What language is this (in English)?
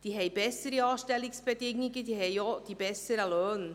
Swiss German